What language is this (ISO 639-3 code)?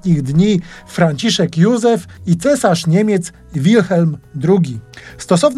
pol